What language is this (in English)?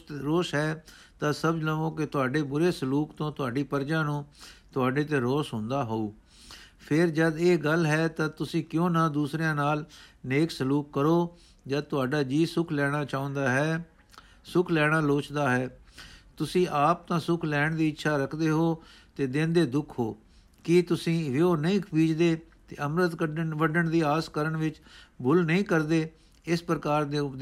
Punjabi